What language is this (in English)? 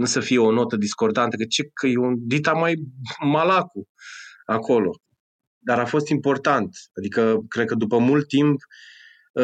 Romanian